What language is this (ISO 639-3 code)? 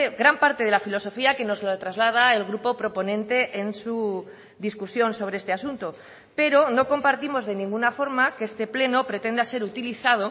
spa